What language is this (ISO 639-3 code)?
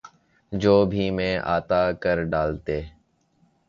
urd